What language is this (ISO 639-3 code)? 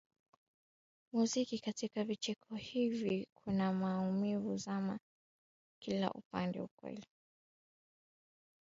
swa